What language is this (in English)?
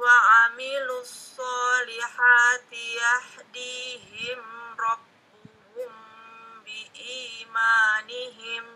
Indonesian